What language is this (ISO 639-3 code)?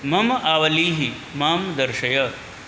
san